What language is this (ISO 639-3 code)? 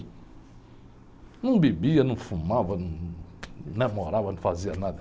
por